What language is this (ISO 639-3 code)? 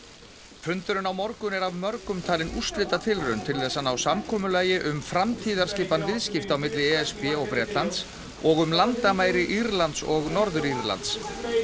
isl